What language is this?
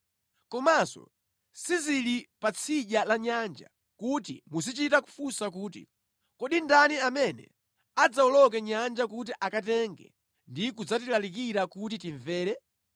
Nyanja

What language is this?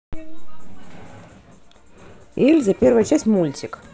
Russian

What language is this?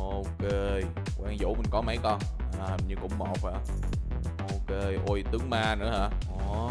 Vietnamese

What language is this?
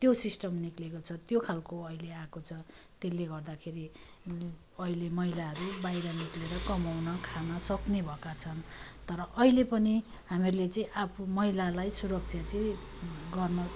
Nepali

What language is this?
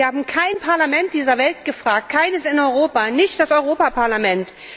German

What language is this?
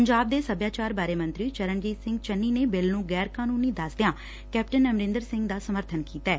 Punjabi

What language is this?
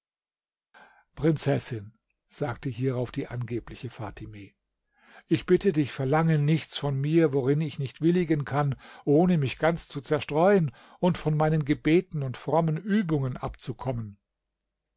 German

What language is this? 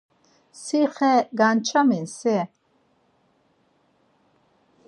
Laz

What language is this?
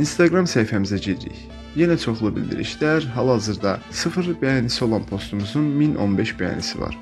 Turkish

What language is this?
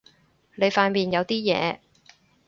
Cantonese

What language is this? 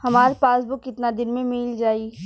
Bhojpuri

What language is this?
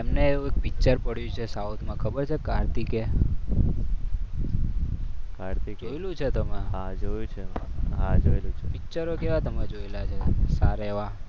Gujarati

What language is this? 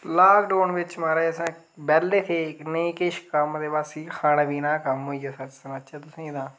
Dogri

